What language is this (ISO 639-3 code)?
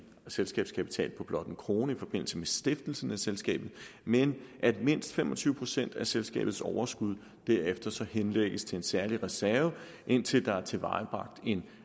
dan